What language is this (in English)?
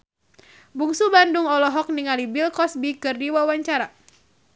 Sundanese